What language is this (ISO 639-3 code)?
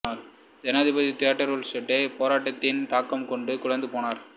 tam